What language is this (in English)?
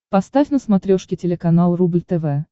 Russian